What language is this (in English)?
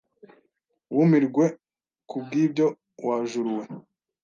Kinyarwanda